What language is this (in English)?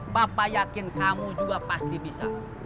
Indonesian